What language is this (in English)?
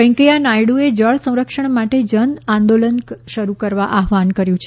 Gujarati